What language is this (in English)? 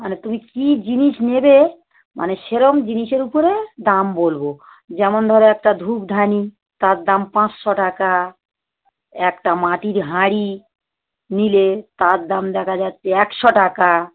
Bangla